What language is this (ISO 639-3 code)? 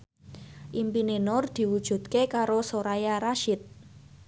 jav